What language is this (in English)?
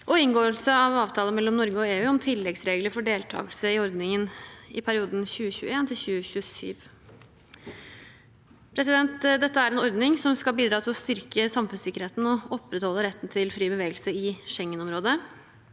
Norwegian